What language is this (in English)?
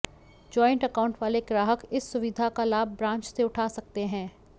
Hindi